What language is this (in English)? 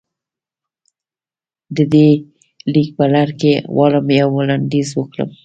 Pashto